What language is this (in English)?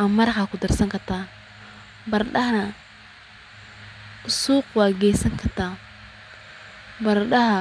Somali